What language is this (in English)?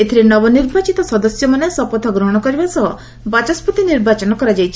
Odia